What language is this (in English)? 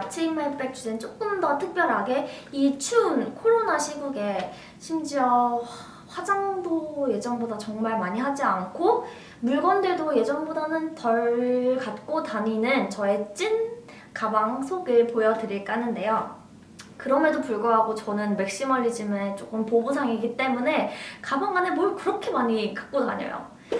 Korean